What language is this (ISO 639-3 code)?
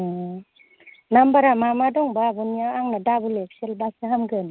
brx